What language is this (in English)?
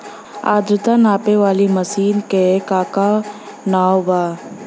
Bhojpuri